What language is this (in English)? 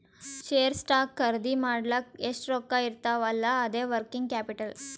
Kannada